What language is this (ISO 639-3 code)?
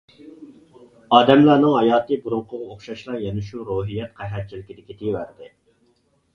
uig